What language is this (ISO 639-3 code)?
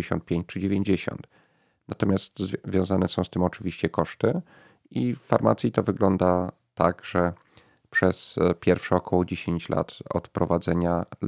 pol